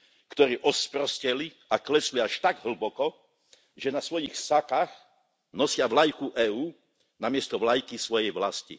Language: Slovak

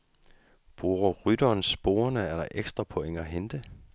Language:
Danish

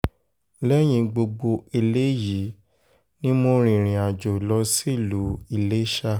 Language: Yoruba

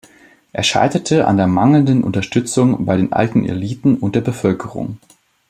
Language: German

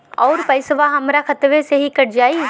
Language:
Bhojpuri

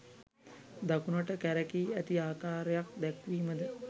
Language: Sinhala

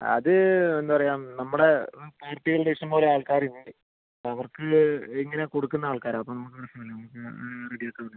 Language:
Malayalam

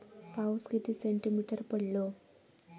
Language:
Marathi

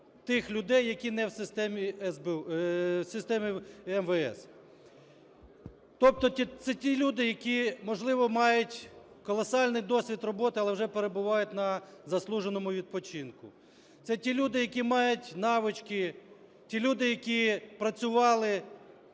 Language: Ukrainian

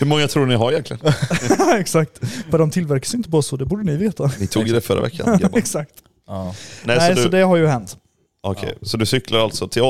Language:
Swedish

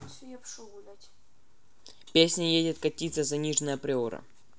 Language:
Russian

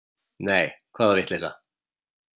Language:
Icelandic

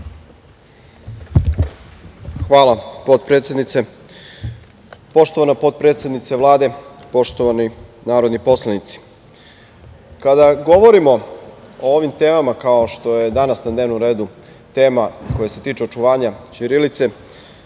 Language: Serbian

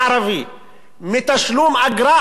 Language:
Hebrew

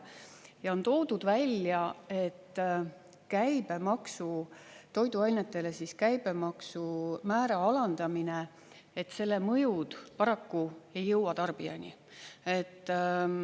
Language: Estonian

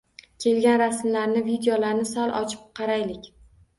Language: Uzbek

